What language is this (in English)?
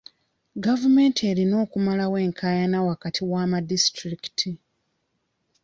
Ganda